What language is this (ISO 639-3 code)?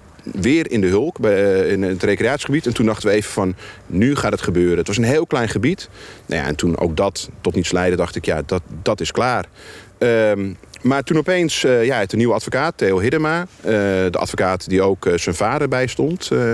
nld